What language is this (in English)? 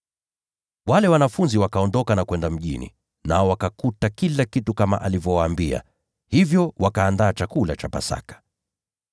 Swahili